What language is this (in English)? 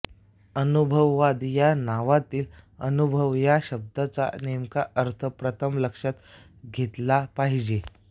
Marathi